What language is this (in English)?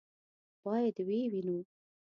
Pashto